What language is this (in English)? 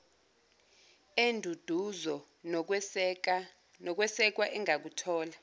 Zulu